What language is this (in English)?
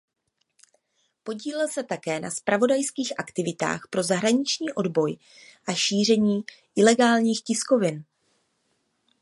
Czech